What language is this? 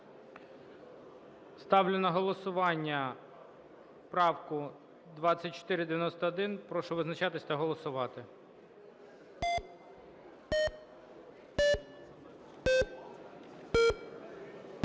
Ukrainian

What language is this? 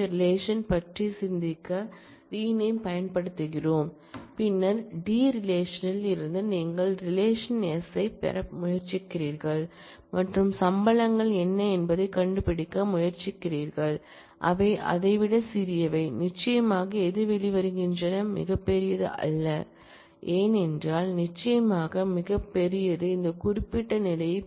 Tamil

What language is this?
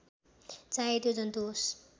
Nepali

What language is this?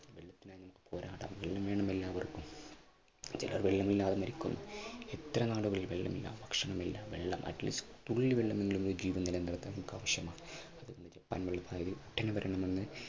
Malayalam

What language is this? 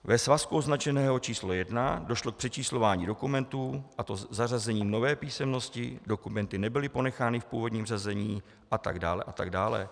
Czech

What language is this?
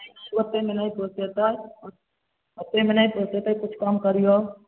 Maithili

